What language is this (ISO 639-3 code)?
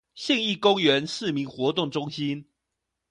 zho